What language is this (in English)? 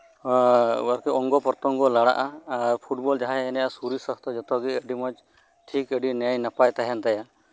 Santali